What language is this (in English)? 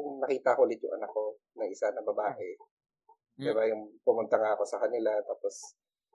Filipino